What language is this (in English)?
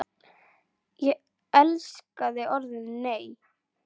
Icelandic